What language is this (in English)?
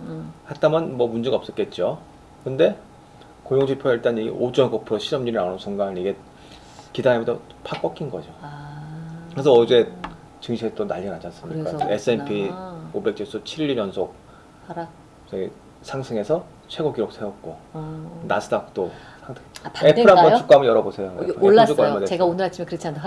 Korean